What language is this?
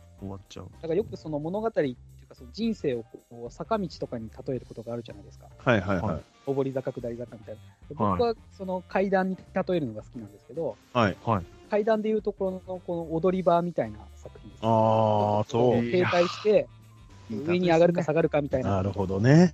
Japanese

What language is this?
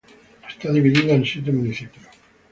Spanish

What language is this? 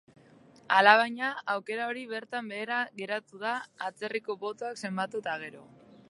Basque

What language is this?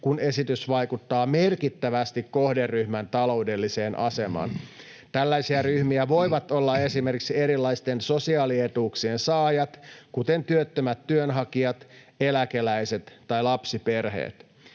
Finnish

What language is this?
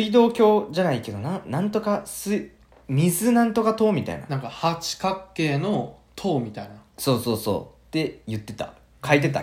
Japanese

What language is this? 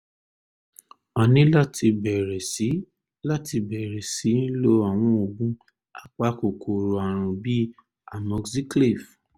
Yoruba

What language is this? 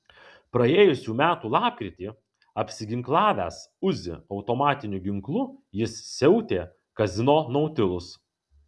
Lithuanian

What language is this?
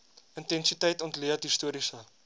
Afrikaans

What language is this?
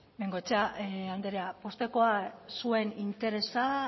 Basque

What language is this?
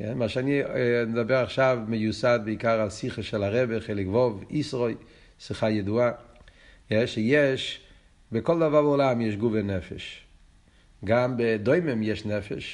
Hebrew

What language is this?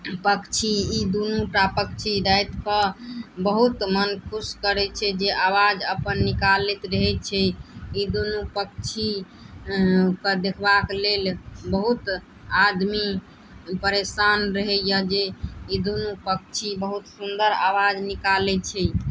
Maithili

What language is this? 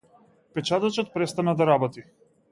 Macedonian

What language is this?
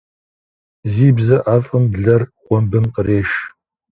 Kabardian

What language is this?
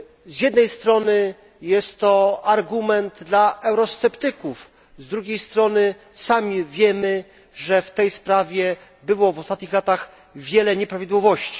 Polish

